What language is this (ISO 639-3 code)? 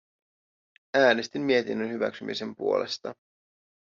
fin